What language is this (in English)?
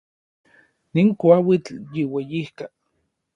Orizaba Nahuatl